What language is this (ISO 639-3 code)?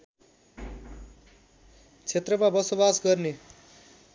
nep